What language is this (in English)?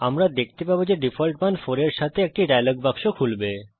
Bangla